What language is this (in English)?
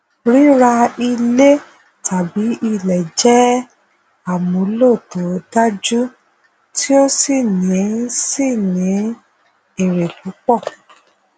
Yoruba